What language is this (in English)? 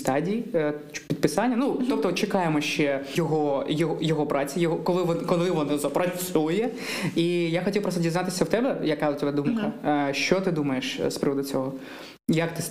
Ukrainian